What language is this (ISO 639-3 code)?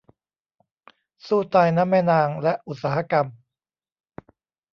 tha